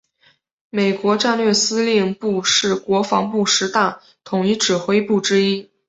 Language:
Chinese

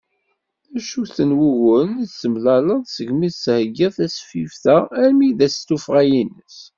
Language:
Kabyle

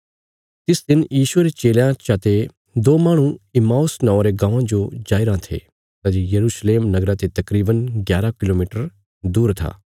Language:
Bilaspuri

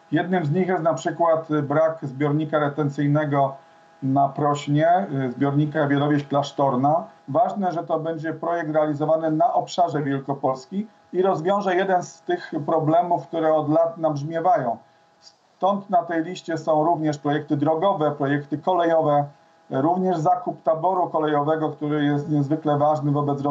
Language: Polish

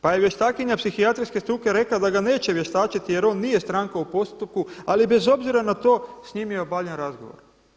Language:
Croatian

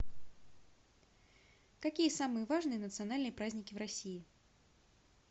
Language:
Russian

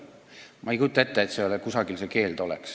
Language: Estonian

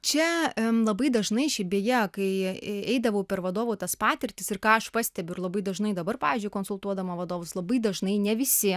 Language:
Lithuanian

